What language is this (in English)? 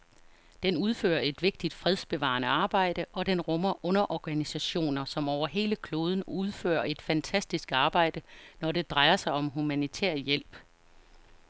Danish